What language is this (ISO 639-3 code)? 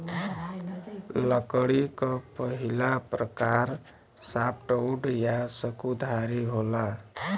bho